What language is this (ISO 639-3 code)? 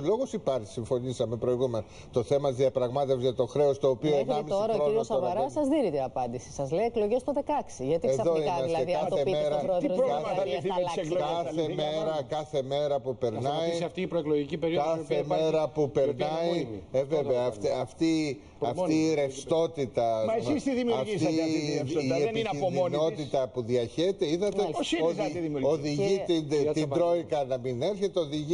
ell